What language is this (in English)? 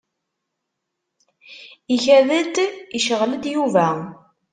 Kabyle